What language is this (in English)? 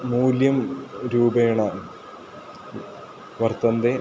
Sanskrit